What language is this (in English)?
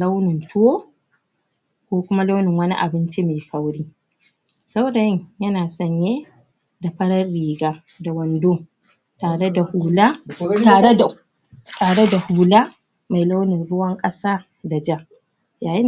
Hausa